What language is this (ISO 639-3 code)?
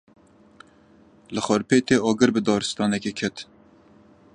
kur